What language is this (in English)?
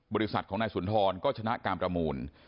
Thai